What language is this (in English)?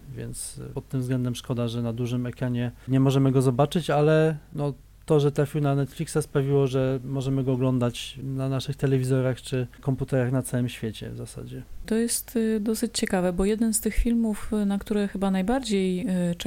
Polish